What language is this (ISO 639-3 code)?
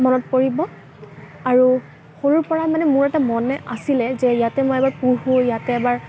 asm